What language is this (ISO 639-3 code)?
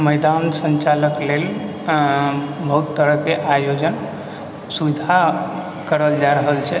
mai